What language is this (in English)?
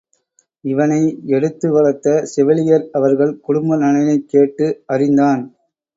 Tamil